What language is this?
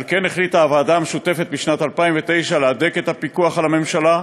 Hebrew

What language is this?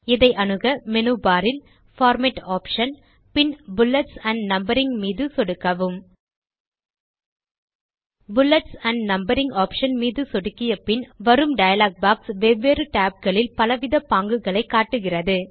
Tamil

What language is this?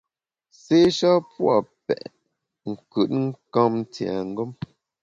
Bamun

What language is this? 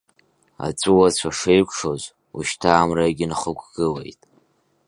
Abkhazian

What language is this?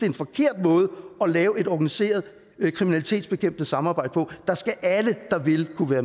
Danish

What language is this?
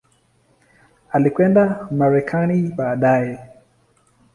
Swahili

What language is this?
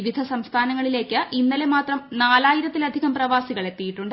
Malayalam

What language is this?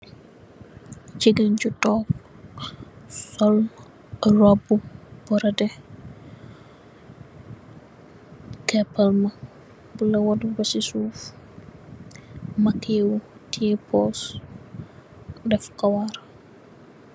Wolof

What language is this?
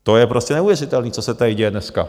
Czech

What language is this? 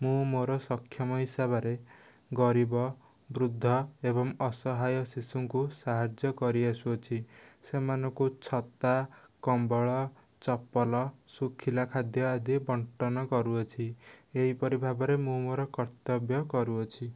Odia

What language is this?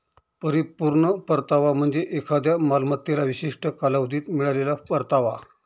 Marathi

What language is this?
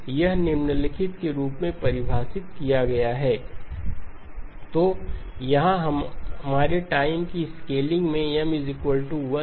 Hindi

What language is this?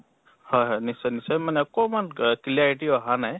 Assamese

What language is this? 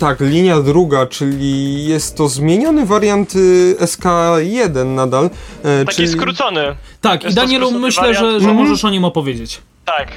Polish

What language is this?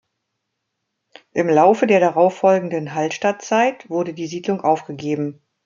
German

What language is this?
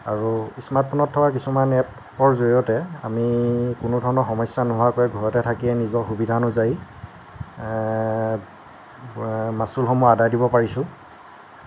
Assamese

